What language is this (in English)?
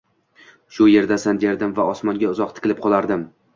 Uzbek